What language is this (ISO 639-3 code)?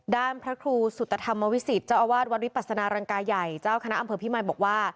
tha